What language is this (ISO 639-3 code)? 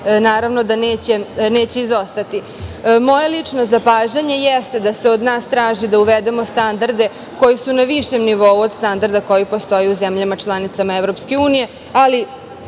srp